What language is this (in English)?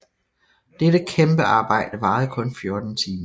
Danish